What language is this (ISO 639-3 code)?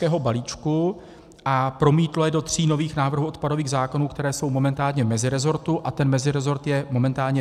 ces